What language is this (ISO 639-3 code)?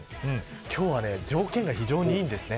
jpn